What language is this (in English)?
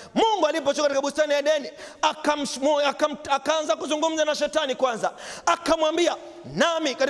Swahili